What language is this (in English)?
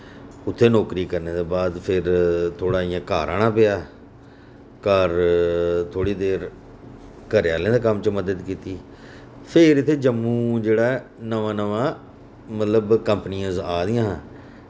Dogri